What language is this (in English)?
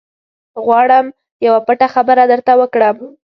Pashto